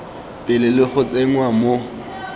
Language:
Tswana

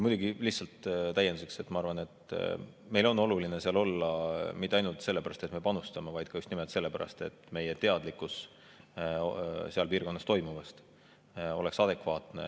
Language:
Estonian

